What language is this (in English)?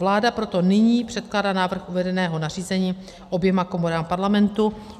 Czech